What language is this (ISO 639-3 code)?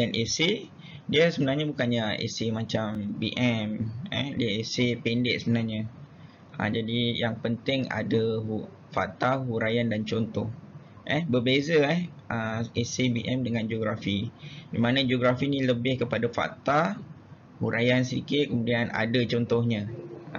msa